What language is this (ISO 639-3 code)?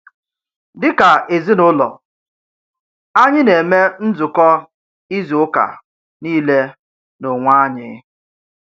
ibo